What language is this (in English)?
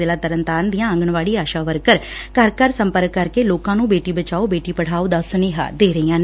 Punjabi